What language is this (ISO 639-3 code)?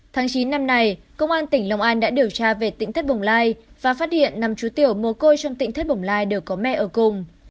vie